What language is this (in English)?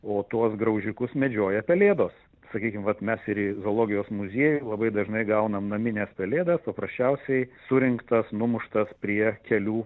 Lithuanian